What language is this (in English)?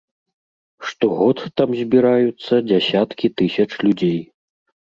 Belarusian